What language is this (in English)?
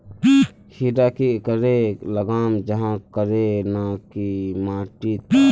Magahi